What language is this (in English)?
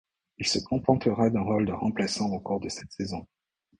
French